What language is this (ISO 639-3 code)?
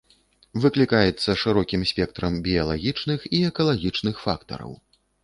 bel